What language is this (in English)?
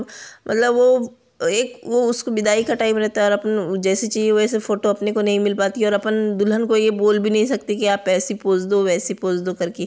Hindi